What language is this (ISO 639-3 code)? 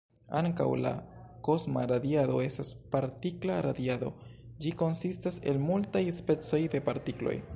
epo